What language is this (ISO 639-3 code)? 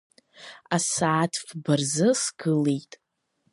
abk